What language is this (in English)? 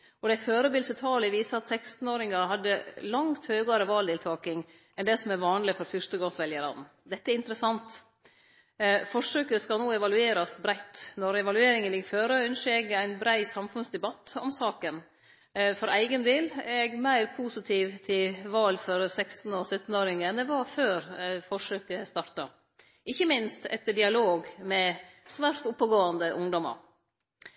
Norwegian Nynorsk